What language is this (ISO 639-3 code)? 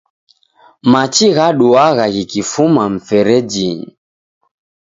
dav